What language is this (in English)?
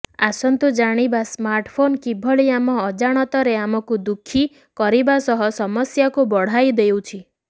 Odia